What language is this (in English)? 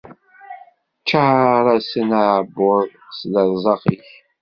Kabyle